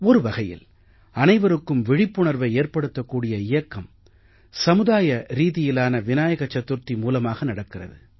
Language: Tamil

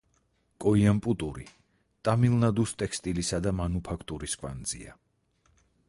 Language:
Georgian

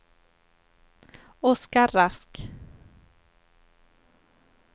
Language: Swedish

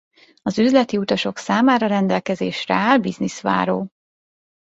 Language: Hungarian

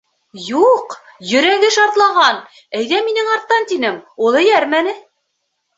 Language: Bashkir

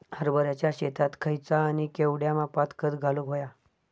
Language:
Marathi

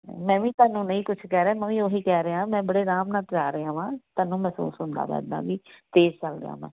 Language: Punjabi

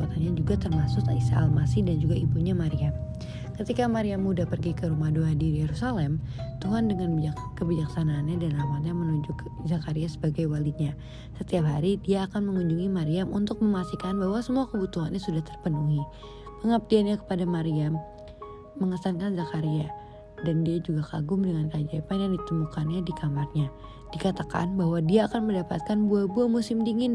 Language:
Indonesian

